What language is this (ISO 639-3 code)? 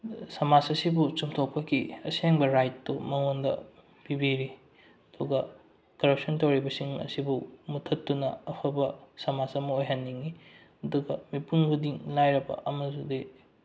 mni